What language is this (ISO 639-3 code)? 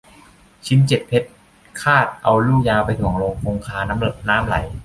tha